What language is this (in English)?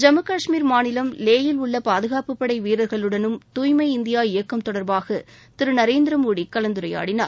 Tamil